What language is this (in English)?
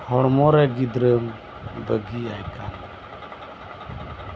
Santali